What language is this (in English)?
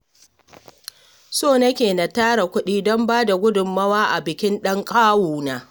Hausa